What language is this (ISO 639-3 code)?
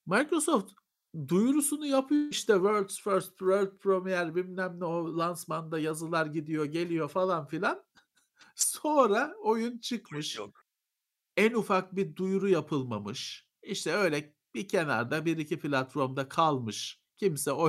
tur